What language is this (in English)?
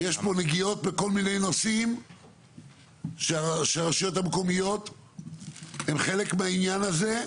Hebrew